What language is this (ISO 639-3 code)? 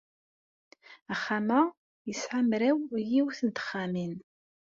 kab